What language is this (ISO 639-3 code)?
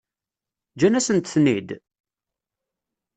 kab